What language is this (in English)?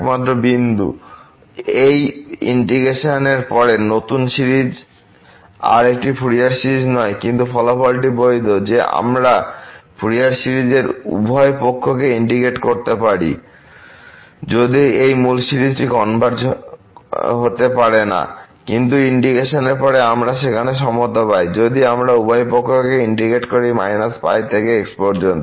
Bangla